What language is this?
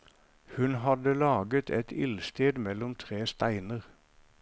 Norwegian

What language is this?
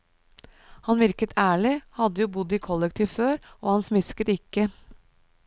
Norwegian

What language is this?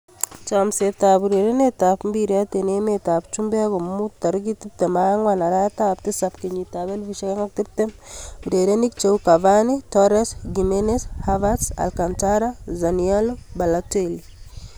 Kalenjin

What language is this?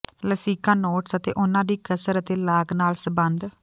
Punjabi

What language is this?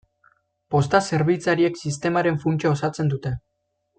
Basque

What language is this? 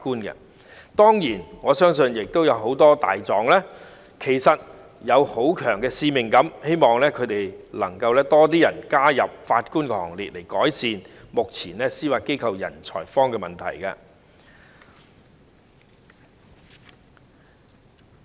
Cantonese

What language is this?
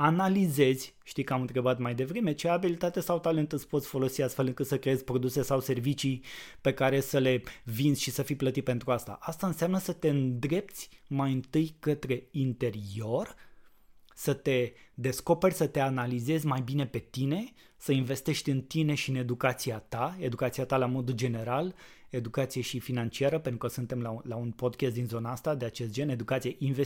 Romanian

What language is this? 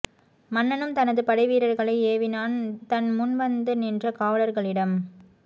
Tamil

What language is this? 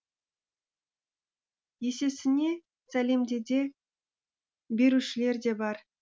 Kazakh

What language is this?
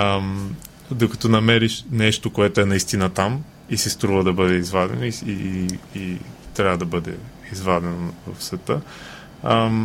Bulgarian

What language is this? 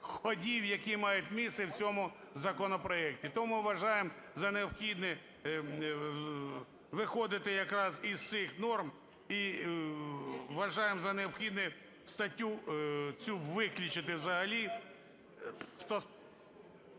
Ukrainian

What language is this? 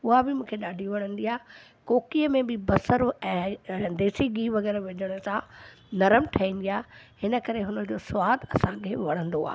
Sindhi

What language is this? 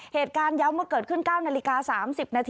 Thai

